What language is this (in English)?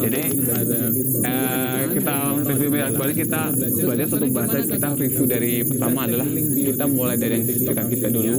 Indonesian